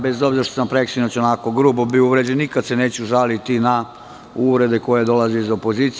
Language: Serbian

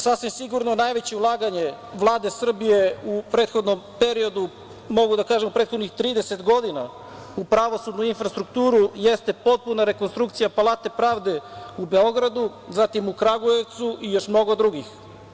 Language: Serbian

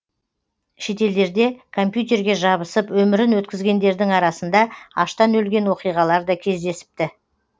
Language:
Kazakh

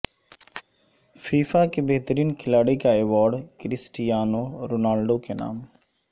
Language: Urdu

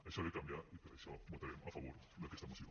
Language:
Catalan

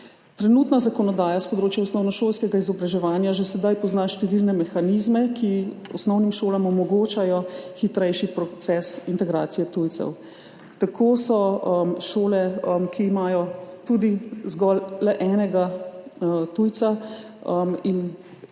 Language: Slovenian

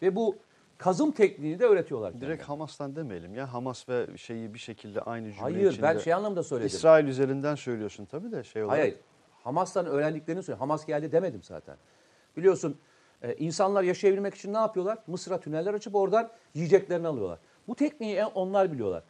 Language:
Turkish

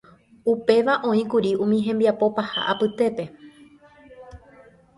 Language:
Guarani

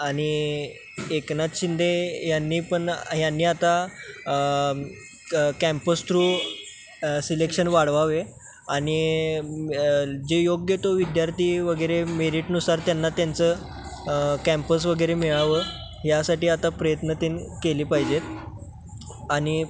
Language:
Marathi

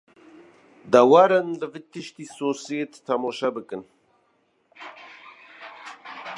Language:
Kurdish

